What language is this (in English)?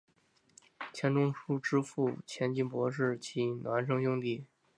Chinese